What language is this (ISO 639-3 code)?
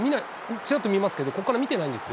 jpn